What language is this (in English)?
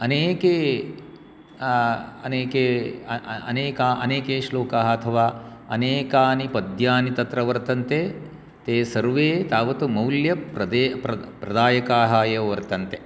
Sanskrit